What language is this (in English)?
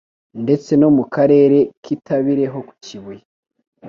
Kinyarwanda